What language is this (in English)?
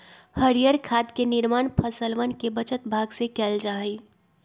Magahi